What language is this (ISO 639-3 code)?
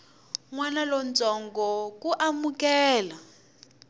tso